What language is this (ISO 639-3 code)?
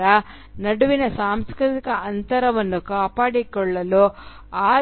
kan